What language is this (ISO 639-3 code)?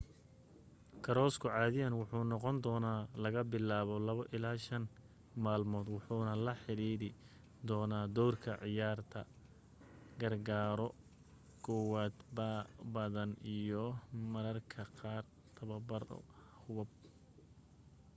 som